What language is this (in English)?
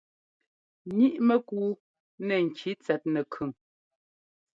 Ngomba